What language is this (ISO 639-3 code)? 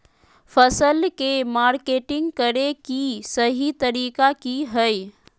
mag